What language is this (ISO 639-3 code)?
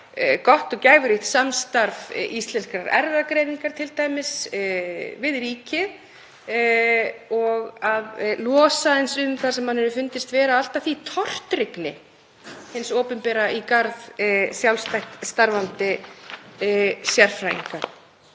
isl